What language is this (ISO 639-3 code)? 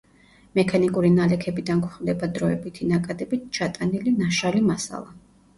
kat